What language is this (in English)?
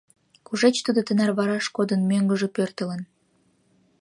Mari